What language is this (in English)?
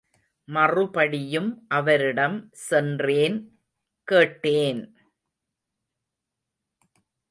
Tamil